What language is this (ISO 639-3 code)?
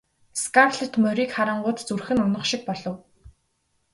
mon